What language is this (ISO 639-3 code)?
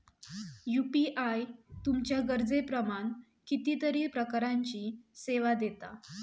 mar